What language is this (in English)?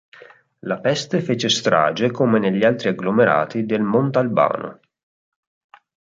Italian